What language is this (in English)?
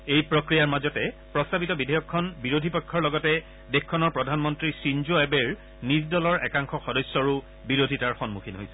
Assamese